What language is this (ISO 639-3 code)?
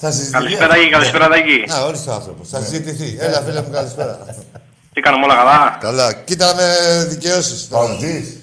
ell